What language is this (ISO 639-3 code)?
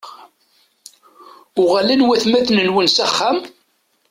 kab